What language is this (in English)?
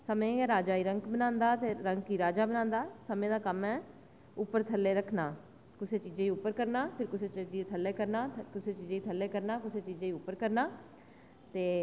Dogri